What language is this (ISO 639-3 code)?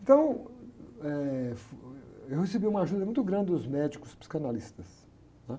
por